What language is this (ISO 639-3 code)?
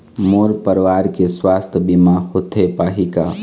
hne